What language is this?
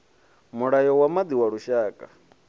Venda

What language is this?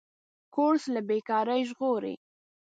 Pashto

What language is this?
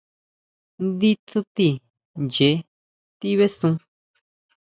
Huautla Mazatec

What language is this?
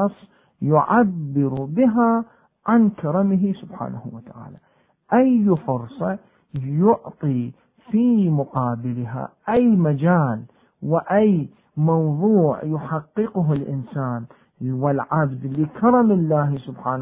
Arabic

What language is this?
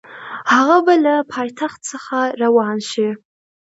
Pashto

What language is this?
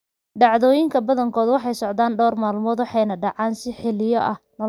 Somali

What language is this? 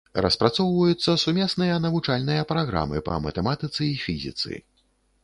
Belarusian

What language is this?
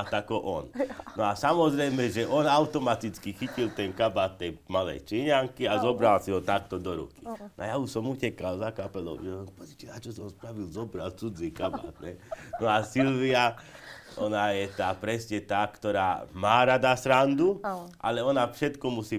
Slovak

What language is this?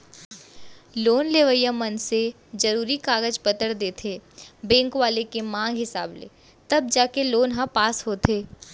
Chhattisgarhi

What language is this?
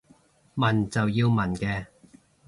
Cantonese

